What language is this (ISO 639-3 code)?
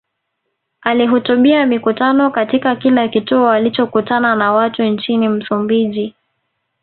swa